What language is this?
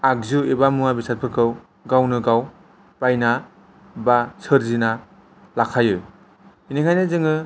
Bodo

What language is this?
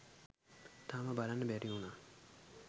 Sinhala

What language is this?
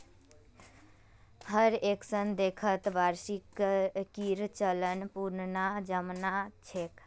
Magahi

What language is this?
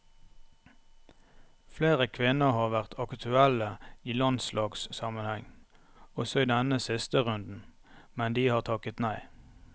Norwegian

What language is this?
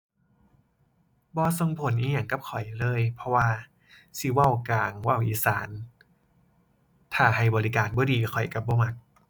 Thai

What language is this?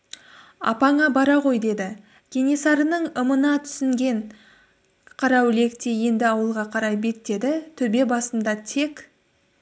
Kazakh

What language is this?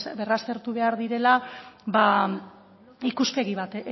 Basque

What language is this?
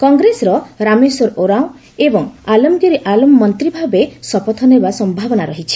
Odia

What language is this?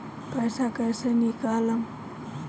Bhojpuri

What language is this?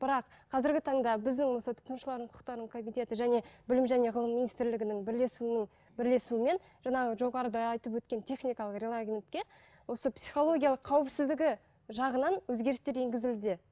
Kazakh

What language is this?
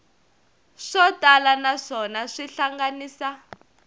Tsonga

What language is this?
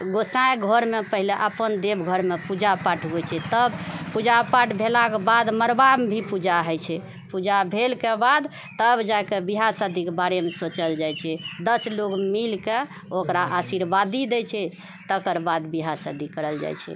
Maithili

